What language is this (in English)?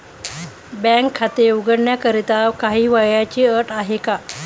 Marathi